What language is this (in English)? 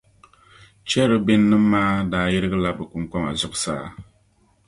Dagbani